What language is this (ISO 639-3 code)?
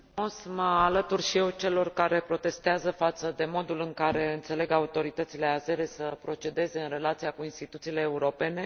ron